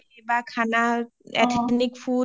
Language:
Assamese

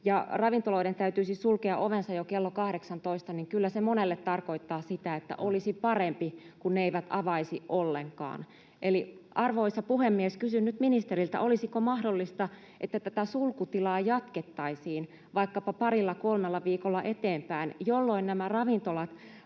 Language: Finnish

